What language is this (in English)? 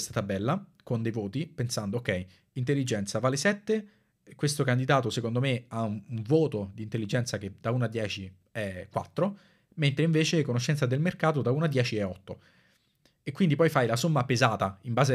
Italian